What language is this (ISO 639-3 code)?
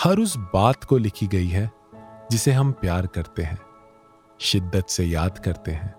hin